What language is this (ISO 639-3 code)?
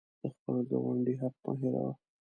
pus